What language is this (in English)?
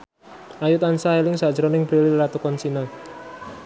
Javanese